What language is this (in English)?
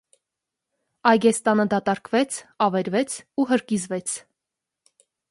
Armenian